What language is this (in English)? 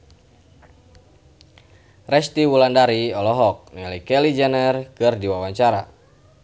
Sundanese